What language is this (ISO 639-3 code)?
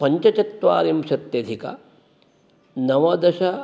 san